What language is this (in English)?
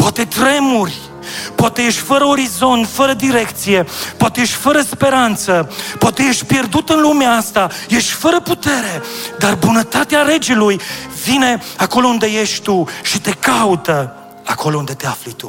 Romanian